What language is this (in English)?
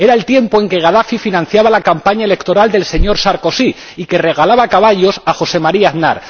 Spanish